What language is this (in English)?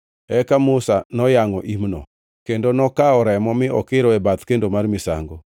Luo (Kenya and Tanzania)